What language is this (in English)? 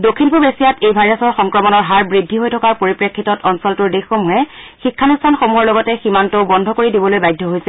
Assamese